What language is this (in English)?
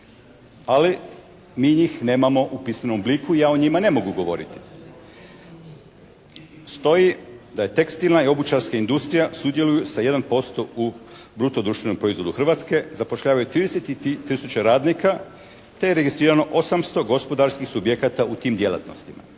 Croatian